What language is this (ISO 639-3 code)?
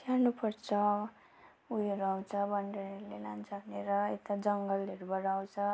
nep